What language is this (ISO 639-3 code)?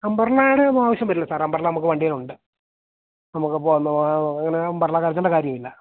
mal